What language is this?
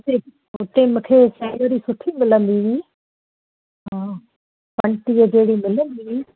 Sindhi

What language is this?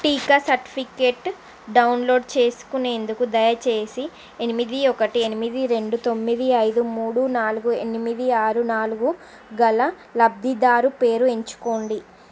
Telugu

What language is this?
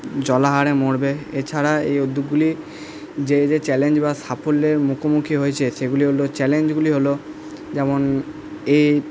Bangla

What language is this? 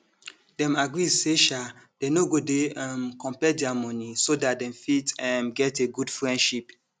Nigerian Pidgin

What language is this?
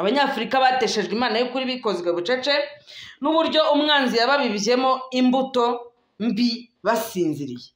French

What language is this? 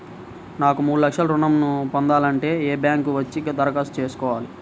Telugu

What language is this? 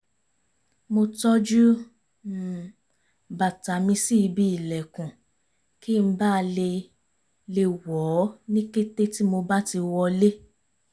Yoruba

